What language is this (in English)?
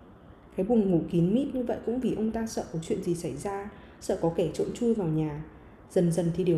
Vietnamese